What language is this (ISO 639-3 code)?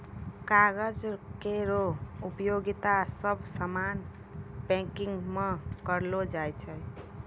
mai